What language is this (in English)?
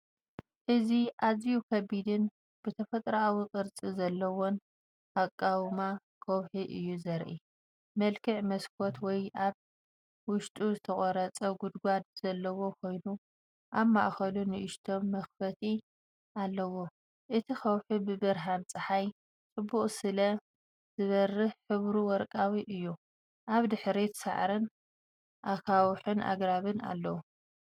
Tigrinya